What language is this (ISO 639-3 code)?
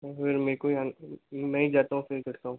hin